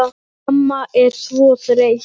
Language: Icelandic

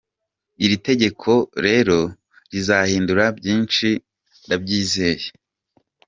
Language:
Kinyarwanda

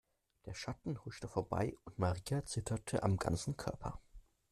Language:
German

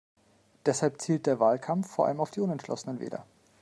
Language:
German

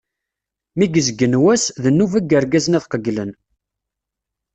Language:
Kabyle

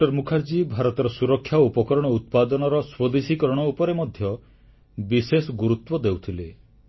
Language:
Odia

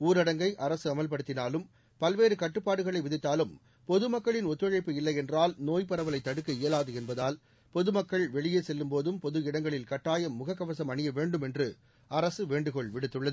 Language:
Tamil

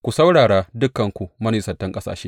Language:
Hausa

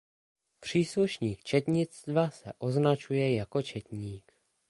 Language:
Czech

